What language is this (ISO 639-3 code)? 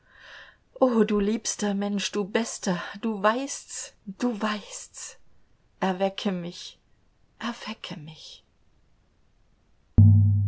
deu